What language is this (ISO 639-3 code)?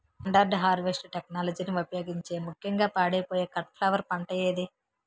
tel